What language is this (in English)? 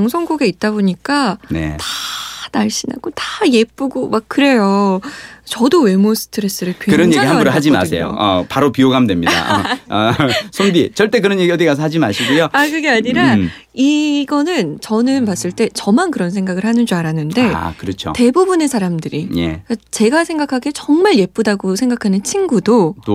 Korean